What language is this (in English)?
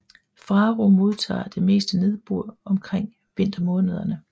Danish